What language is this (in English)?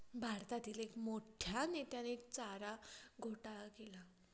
Marathi